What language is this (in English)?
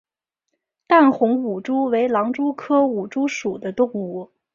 Chinese